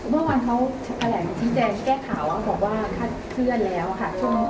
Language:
Thai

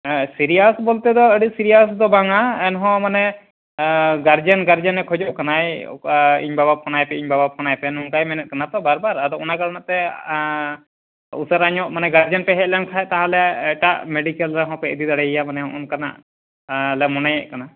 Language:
Santali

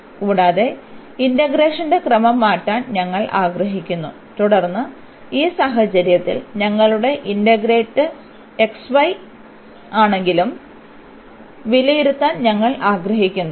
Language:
Malayalam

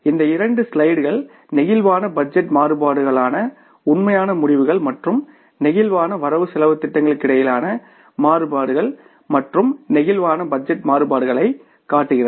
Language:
Tamil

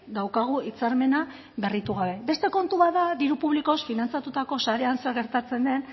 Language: Basque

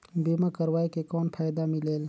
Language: Chhattisgarhi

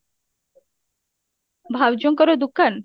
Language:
Odia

